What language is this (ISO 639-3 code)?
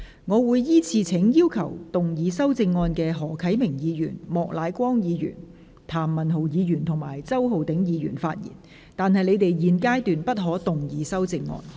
yue